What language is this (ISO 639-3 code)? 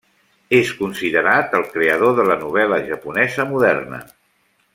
cat